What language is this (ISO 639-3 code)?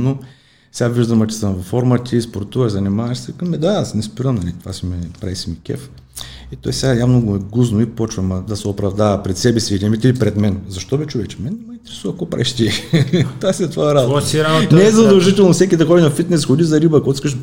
bul